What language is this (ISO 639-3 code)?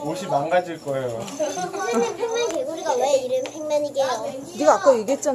kor